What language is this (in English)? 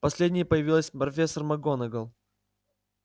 Russian